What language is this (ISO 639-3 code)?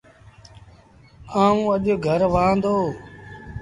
sbn